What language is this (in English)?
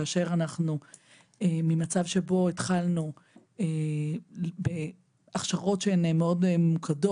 Hebrew